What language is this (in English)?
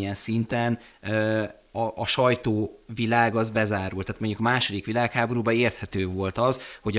Hungarian